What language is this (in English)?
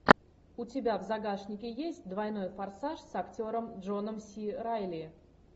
Russian